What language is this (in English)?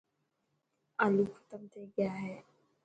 Dhatki